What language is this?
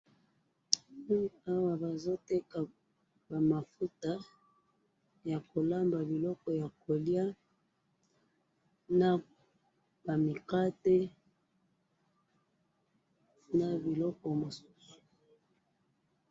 Lingala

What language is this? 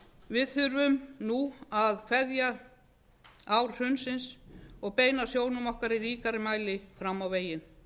Icelandic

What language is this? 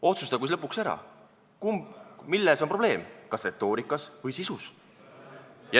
Estonian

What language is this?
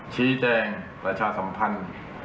Thai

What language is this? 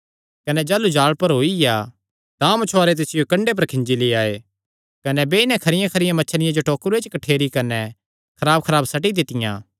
Kangri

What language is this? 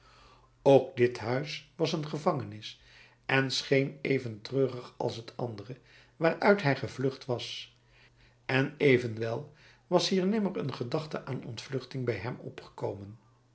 Dutch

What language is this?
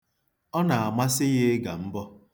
Igbo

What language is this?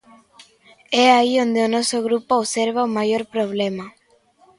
Galician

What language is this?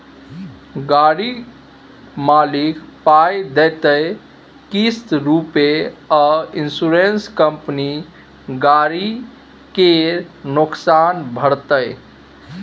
Maithili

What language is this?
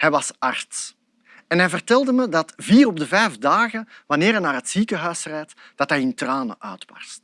Dutch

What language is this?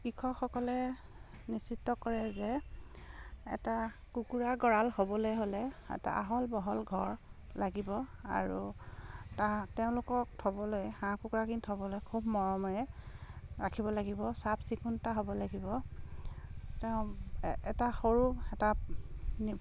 Assamese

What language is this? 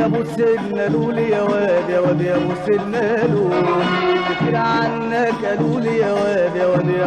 Arabic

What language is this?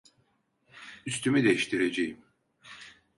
Turkish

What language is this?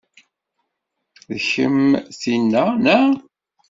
Kabyle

